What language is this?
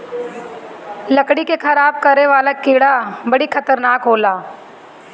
Bhojpuri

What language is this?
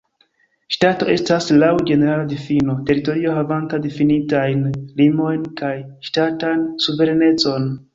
Esperanto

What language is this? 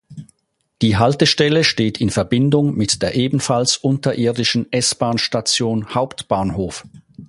German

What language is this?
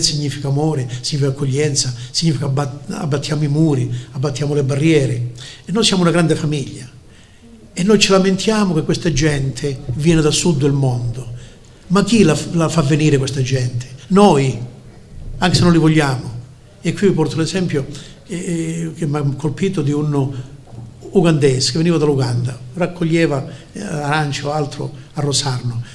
Italian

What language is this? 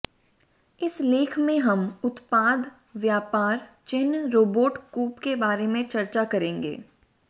Hindi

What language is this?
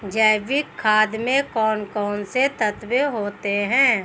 Hindi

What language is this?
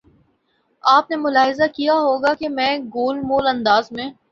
Urdu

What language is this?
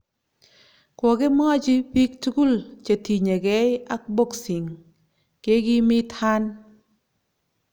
Kalenjin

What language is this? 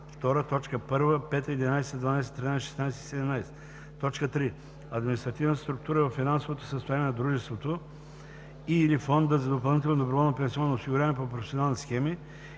Bulgarian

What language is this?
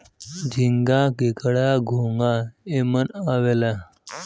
Bhojpuri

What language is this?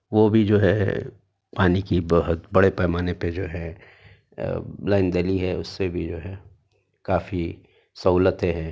Urdu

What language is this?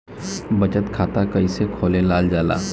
Bhojpuri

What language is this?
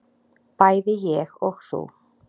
Icelandic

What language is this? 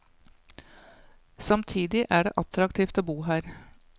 Norwegian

